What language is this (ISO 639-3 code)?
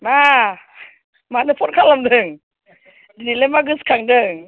brx